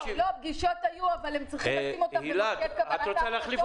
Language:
Hebrew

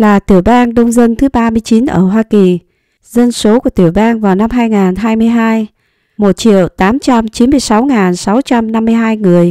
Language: Vietnamese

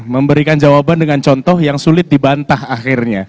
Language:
Indonesian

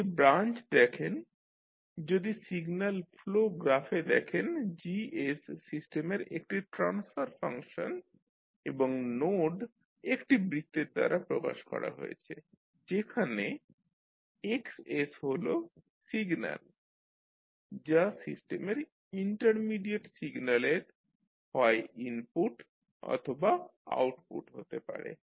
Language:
Bangla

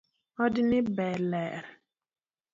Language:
Luo (Kenya and Tanzania)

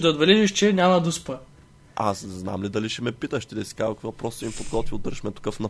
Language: Bulgarian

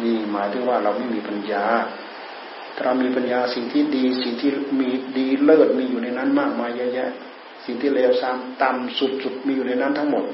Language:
Thai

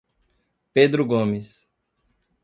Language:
Portuguese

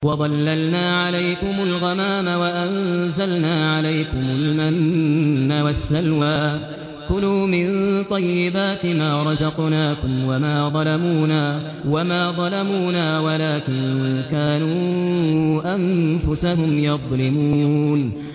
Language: Arabic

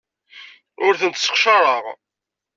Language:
Kabyle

